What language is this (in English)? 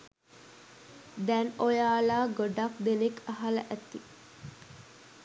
Sinhala